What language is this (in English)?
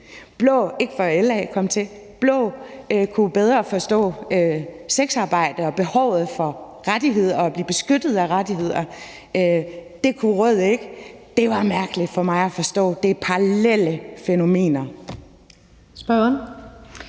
Danish